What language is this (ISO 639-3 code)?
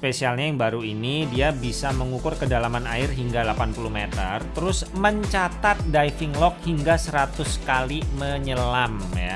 ind